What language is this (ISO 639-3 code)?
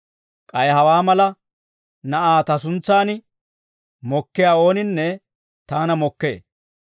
dwr